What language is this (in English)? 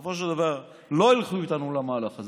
Hebrew